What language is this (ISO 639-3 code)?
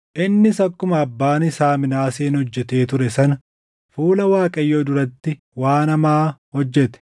orm